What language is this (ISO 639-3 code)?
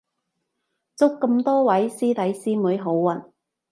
yue